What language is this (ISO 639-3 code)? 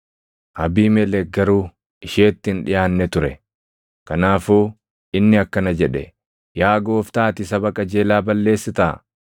orm